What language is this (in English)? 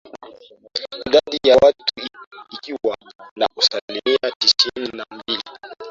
Swahili